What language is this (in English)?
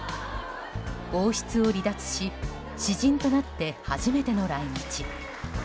Japanese